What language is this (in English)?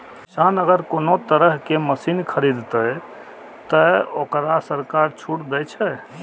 Maithili